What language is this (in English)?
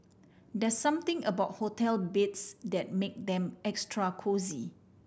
English